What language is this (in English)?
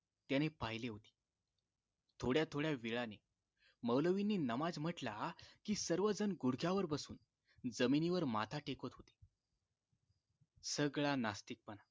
Marathi